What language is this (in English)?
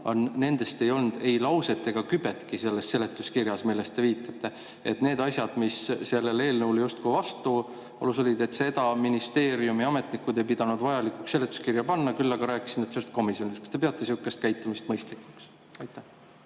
Estonian